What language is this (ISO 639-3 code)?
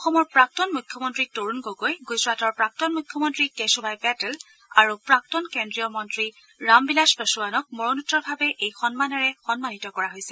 asm